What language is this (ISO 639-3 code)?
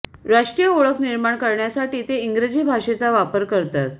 mar